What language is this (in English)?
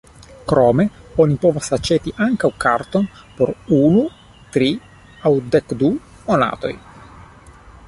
Esperanto